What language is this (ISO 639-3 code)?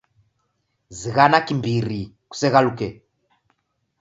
dav